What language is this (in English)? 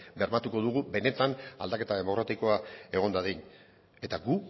Basque